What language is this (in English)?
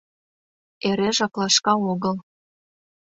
Mari